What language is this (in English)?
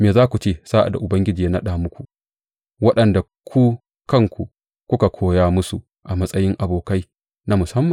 Hausa